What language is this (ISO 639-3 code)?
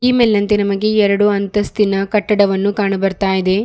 kan